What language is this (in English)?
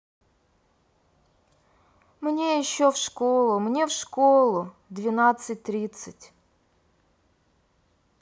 Russian